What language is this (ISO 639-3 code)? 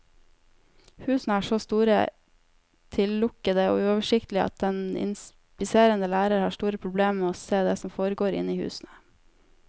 nor